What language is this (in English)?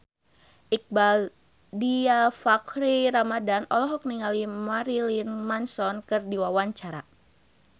Sundanese